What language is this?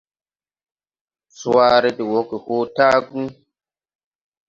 Tupuri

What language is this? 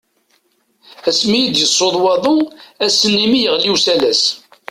Kabyle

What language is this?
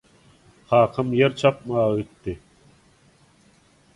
Turkmen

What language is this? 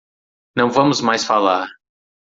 Portuguese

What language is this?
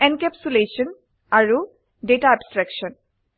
Assamese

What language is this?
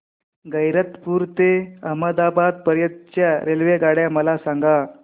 Marathi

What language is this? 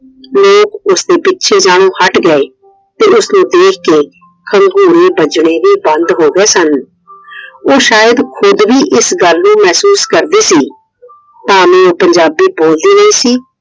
Punjabi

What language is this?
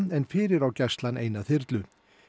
Icelandic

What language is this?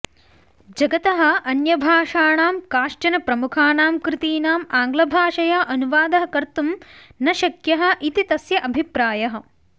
Sanskrit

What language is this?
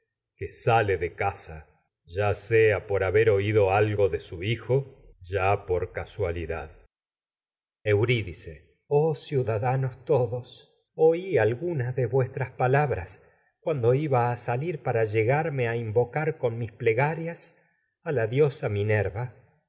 Spanish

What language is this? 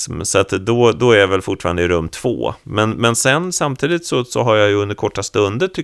Swedish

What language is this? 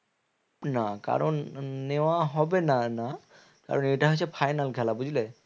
Bangla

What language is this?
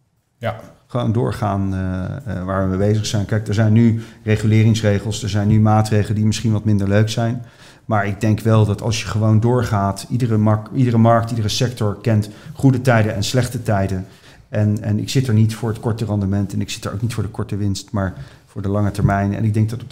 Dutch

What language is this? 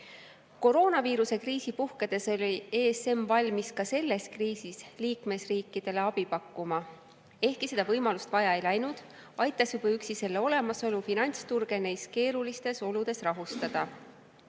Estonian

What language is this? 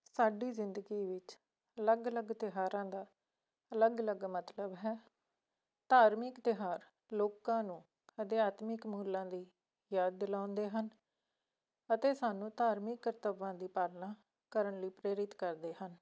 Punjabi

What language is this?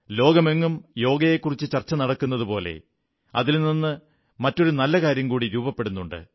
Malayalam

